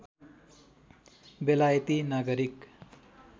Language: Nepali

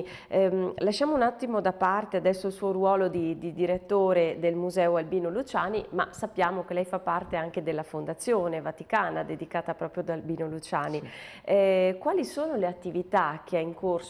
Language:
Italian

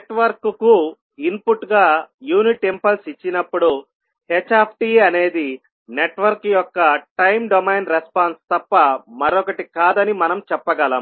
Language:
Telugu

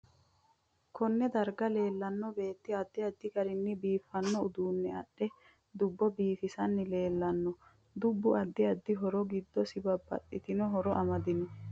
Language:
Sidamo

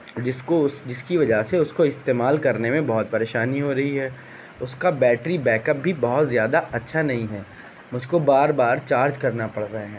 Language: Urdu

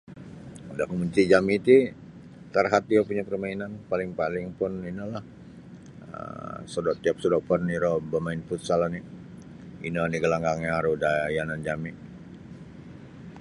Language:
Sabah Bisaya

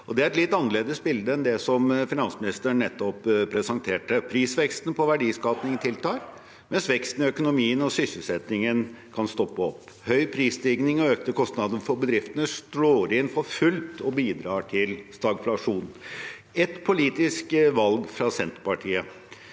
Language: Norwegian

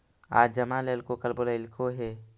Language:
Magahi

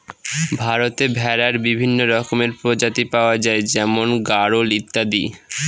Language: Bangla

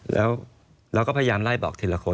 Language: Thai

